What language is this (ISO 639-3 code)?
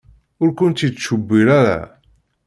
kab